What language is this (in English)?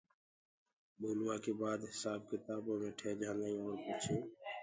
Gurgula